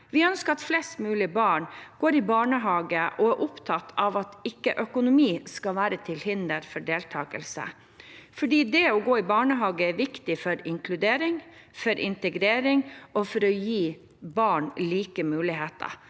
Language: Norwegian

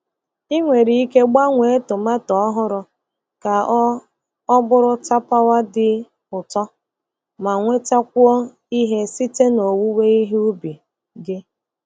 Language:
Igbo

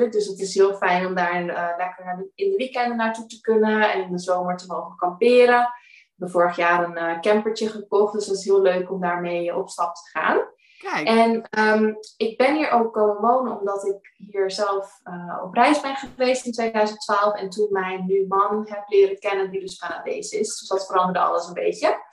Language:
Dutch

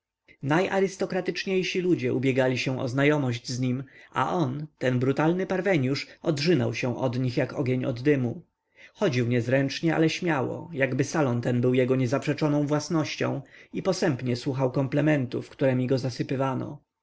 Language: Polish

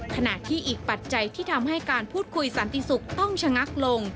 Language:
Thai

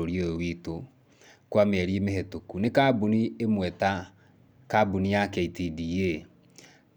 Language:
Kikuyu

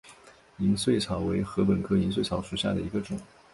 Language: Chinese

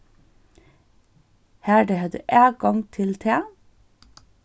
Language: Faroese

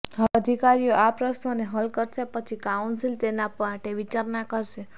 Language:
Gujarati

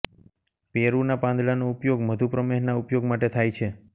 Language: Gujarati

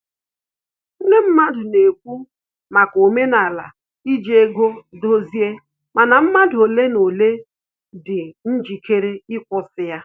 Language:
Igbo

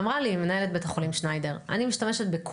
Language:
Hebrew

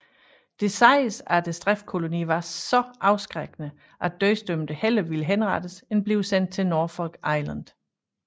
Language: Danish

